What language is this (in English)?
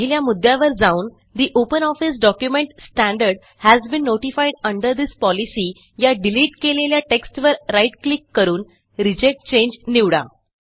Marathi